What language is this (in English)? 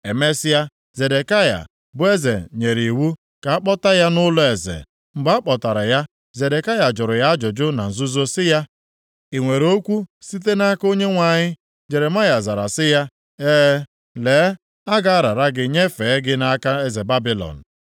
Igbo